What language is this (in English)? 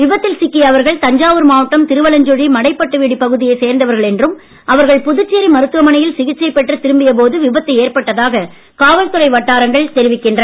Tamil